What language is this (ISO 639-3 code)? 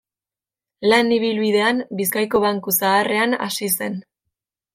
eus